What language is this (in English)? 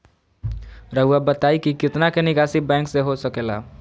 Magahi